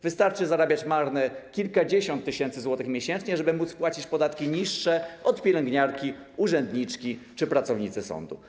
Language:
Polish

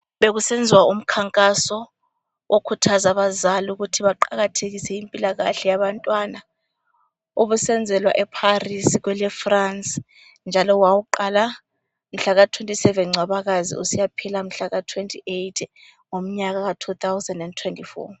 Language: North Ndebele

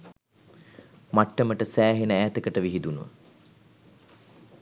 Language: Sinhala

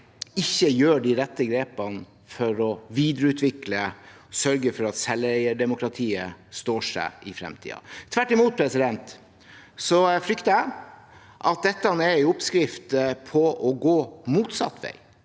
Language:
Norwegian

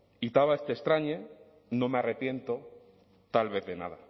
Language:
Spanish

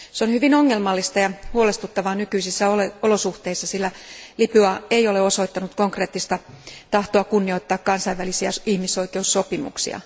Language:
Finnish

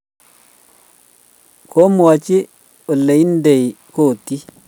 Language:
Kalenjin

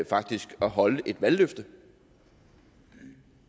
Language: Danish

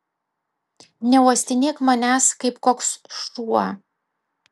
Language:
Lithuanian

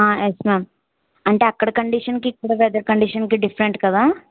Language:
Telugu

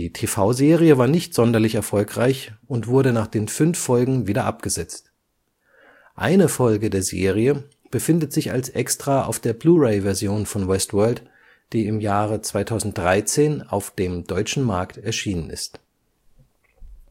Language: German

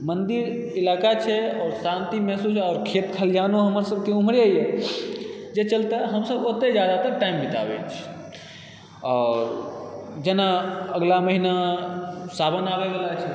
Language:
Maithili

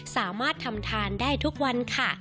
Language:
Thai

